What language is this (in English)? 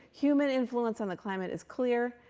English